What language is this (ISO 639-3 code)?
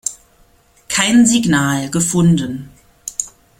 deu